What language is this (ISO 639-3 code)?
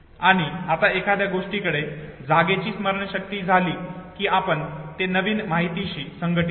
mar